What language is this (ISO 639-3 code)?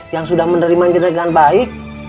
ind